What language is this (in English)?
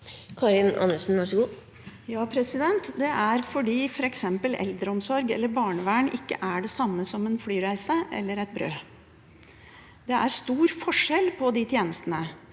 Norwegian